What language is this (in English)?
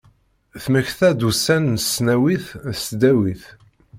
Kabyle